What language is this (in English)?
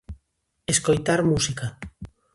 Galician